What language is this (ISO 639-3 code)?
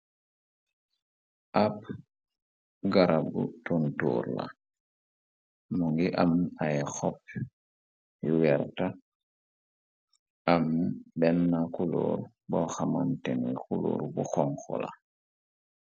wol